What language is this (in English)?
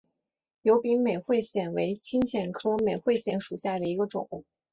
Chinese